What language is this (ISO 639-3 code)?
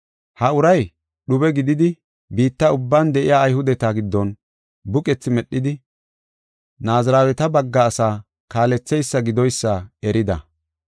gof